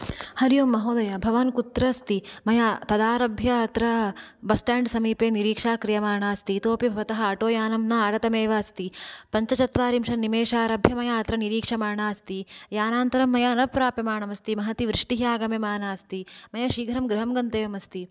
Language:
Sanskrit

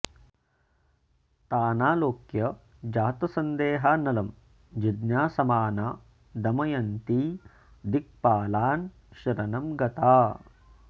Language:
Sanskrit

